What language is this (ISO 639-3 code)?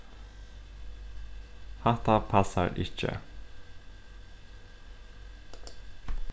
fao